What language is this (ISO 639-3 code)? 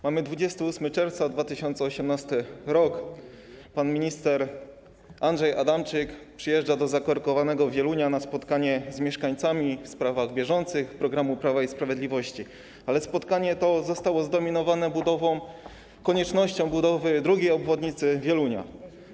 pol